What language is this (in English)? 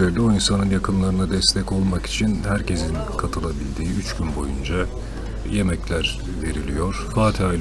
Turkish